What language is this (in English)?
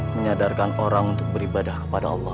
Indonesian